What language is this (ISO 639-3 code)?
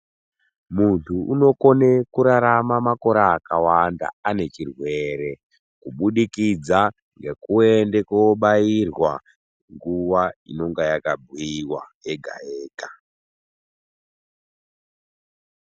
ndc